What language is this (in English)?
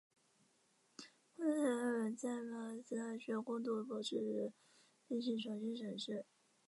Chinese